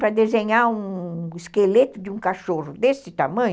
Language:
Portuguese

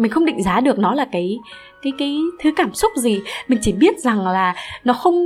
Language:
Vietnamese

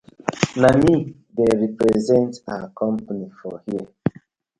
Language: Nigerian Pidgin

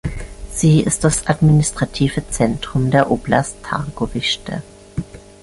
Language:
German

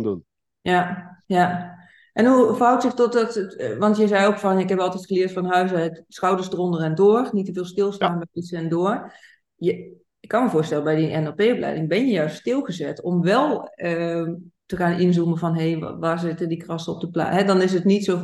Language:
Dutch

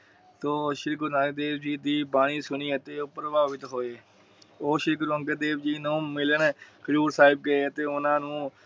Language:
Punjabi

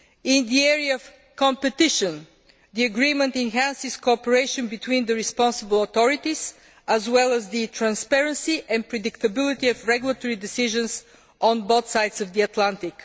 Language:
English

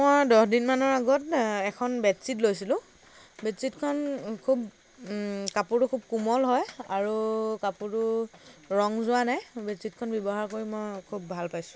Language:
Assamese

